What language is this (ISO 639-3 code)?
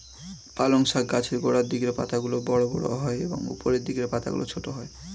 ben